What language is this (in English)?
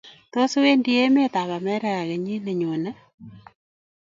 Kalenjin